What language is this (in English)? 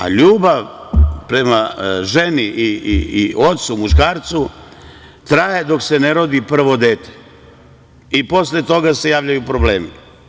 Serbian